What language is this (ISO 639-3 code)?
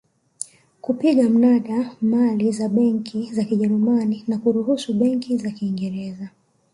swa